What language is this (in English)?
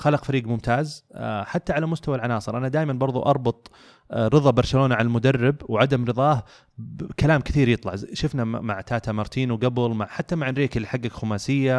Arabic